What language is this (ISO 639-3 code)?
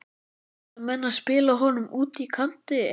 isl